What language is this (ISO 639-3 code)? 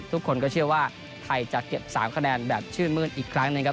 tha